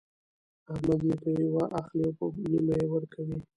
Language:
Pashto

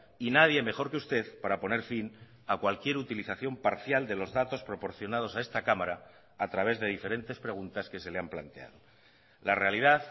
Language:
Spanish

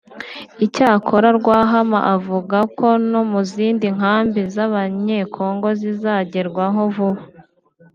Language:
Kinyarwanda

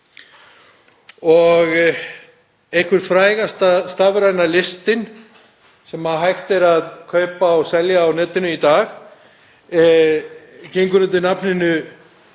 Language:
Icelandic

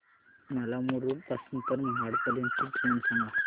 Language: Marathi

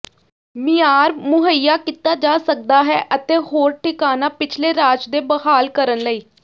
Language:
Punjabi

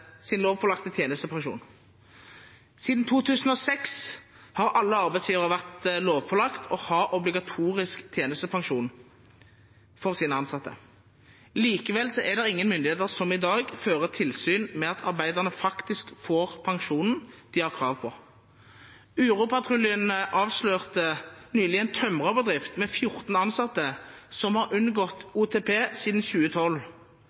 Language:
Norwegian Bokmål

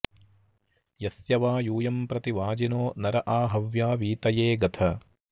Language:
Sanskrit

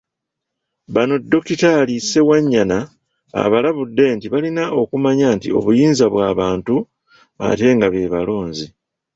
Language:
Ganda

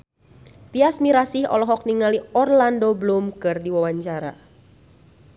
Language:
Sundanese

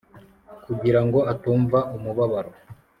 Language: Kinyarwanda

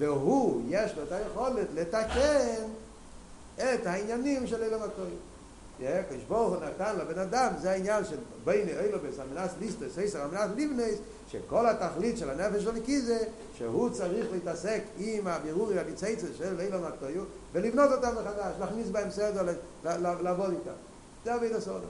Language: Hebrew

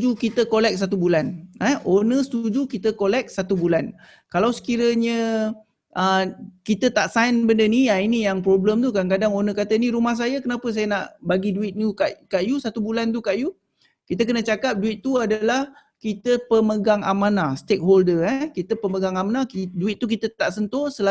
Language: Malay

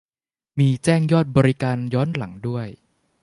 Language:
Thai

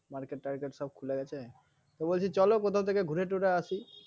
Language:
Bangla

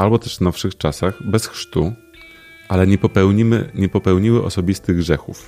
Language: Polish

